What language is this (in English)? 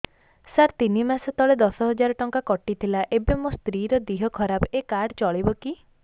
Odia